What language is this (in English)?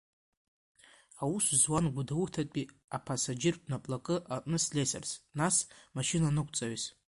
Abkhazian